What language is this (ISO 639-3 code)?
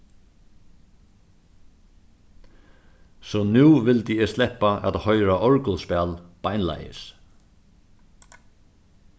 fao